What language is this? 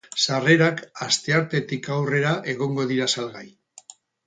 Basque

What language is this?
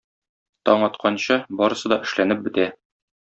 Tatar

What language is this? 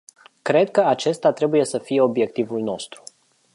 Romanian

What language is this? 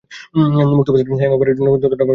Bangla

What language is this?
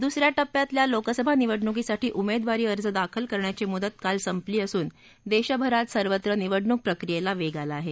Marathi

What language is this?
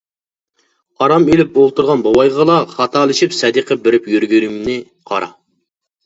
Uyghur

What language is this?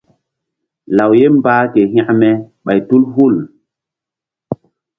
Mbum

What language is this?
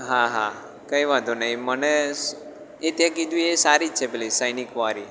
Gujarati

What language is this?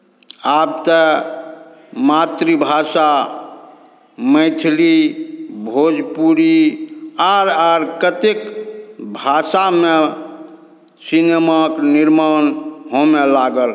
Maithili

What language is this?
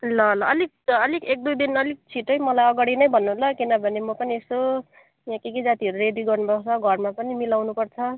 Nepali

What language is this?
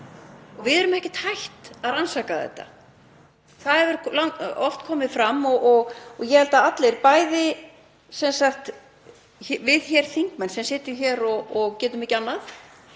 Icelandic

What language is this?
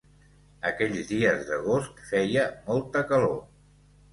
Catalan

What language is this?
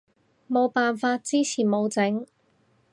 Cantonese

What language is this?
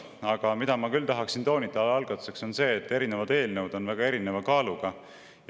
Estonian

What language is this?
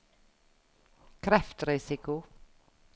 Norwegian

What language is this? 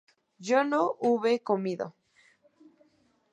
Spanish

